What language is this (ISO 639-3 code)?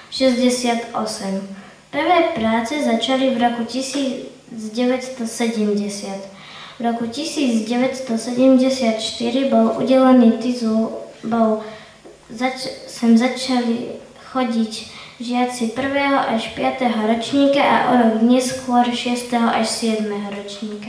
slk